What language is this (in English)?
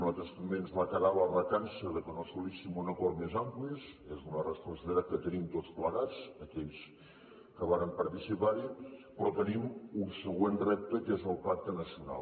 Catalan